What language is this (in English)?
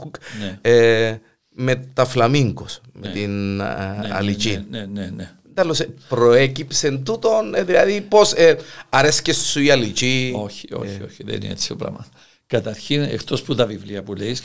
Greek